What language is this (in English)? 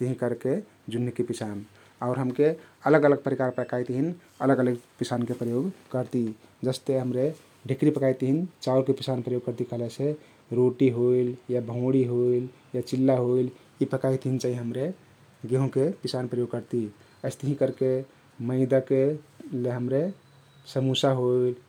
Kathoriya Tharu